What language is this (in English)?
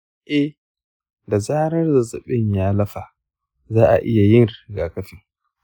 Hausa